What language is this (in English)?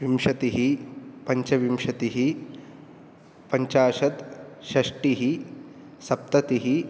Sanskrit